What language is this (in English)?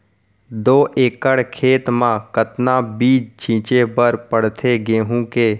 Chhattisgarhi